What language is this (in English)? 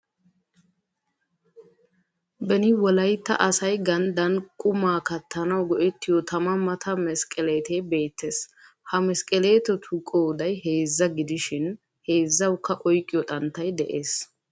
Wolaytta